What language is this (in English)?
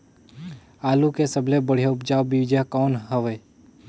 Chhattisgarhi